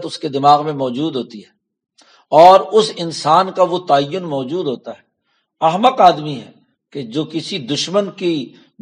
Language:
Urdu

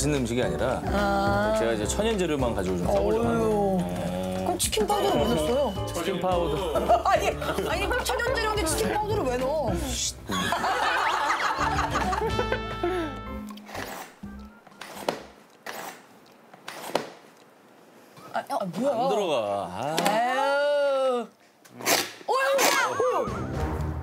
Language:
Korean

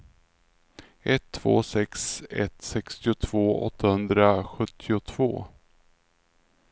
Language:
Swedish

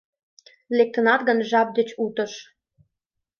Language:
Mari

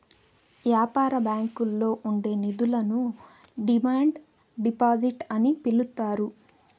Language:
Telugu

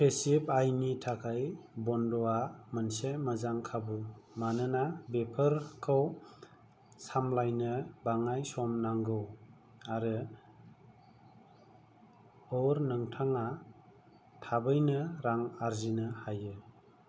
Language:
Bodo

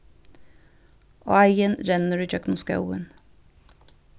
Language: Faroese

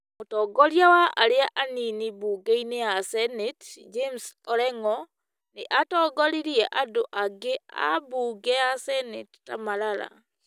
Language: Kikuyu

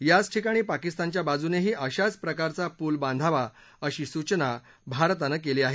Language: Marathi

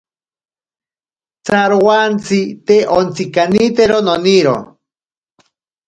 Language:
Ashéninka Perené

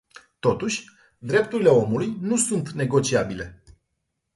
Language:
Romanian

